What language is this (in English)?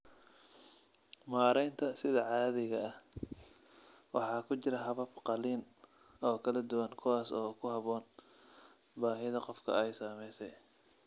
Somali